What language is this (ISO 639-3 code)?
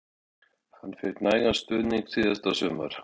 isl